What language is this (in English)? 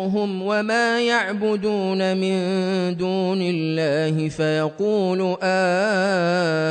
Arabic